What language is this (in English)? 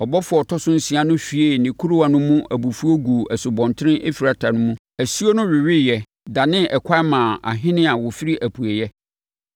Akan